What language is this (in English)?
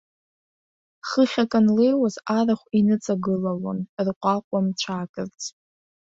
Abkhazian